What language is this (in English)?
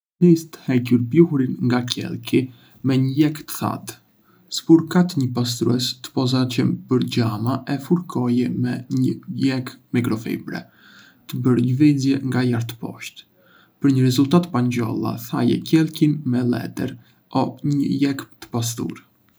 Arbëreshë Albanian